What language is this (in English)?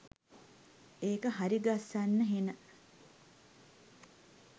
Sinhala